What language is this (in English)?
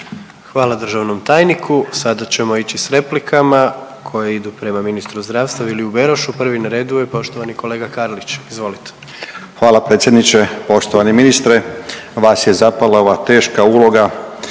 Croatian